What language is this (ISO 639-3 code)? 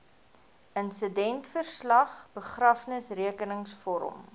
afr